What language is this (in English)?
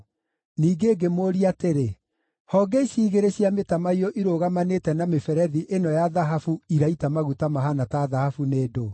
Kikuyu